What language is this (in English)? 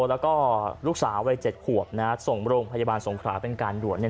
Thai